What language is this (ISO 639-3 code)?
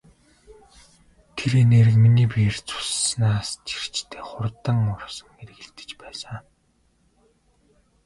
mon